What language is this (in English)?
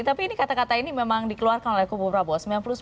Indonesian